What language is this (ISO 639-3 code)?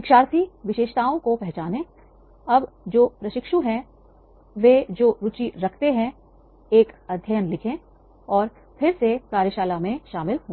hin